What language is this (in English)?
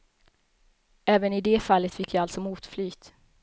Swedish